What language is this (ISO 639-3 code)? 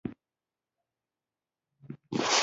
pus